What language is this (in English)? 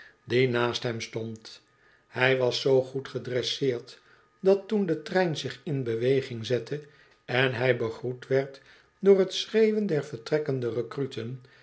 Dutch